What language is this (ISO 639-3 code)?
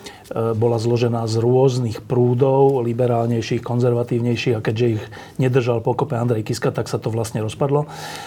slk